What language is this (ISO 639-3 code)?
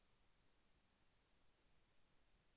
tel